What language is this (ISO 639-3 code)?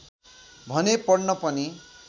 nep